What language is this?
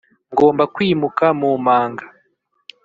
Kinyarwanda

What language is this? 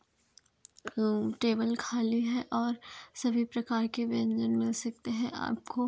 Hindi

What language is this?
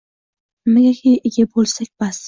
Uzbek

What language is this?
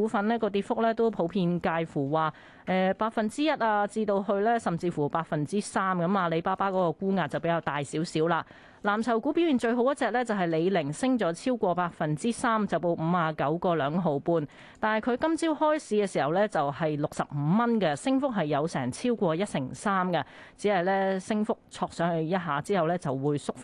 Chinese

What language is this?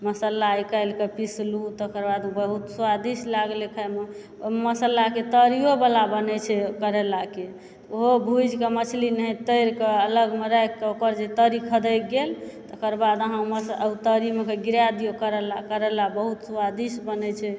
Maithili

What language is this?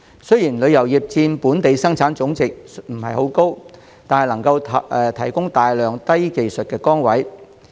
Cantonese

